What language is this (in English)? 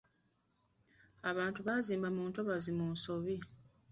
Ganda